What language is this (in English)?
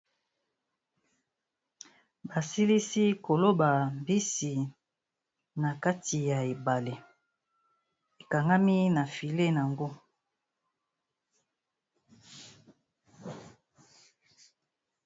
Lingala